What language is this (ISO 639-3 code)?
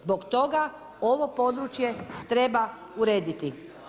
hrv